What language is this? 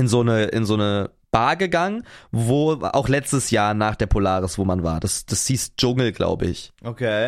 German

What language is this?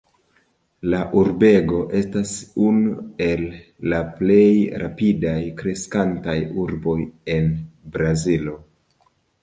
Esperanto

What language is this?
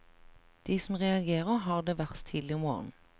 Norwegian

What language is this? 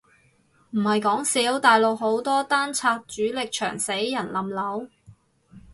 Cantonese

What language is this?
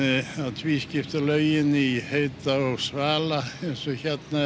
Icelandic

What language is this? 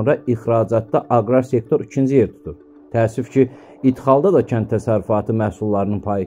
Turkish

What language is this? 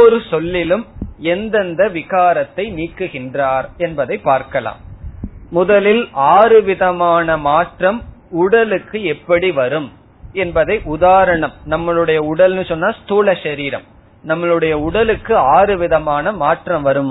Tamil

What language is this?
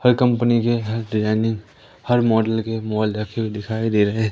Hindi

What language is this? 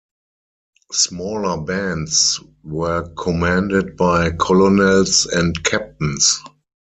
English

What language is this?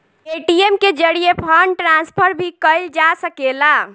Bhojpuri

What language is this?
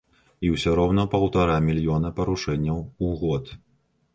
Belarusian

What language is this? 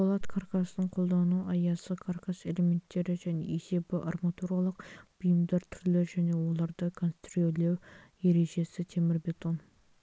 Kazakh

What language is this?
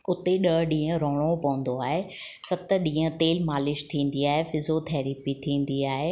Sindhi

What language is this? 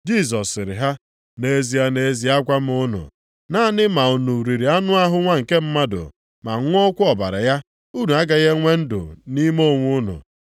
Igbo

